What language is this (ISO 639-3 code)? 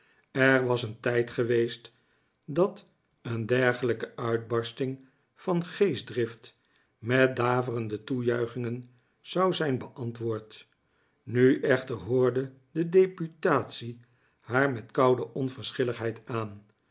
nld